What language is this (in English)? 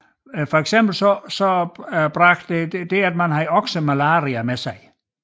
Danish